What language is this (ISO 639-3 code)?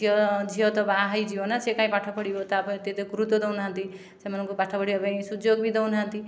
ori